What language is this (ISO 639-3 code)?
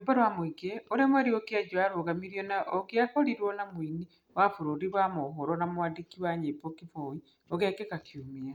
kik